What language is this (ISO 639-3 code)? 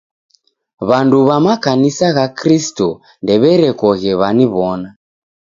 dav